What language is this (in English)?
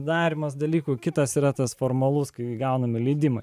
Lithuanian